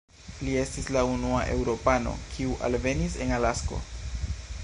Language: Esperanto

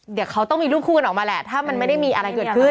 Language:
Thai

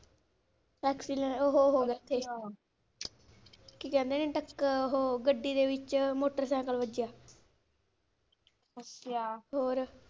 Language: Punjabi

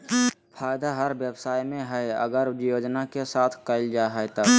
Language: Magahi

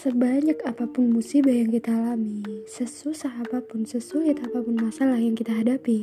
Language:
Indonesian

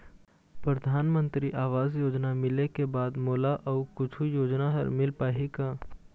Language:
Chhattisgarhi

